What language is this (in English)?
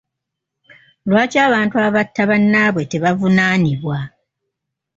Ganda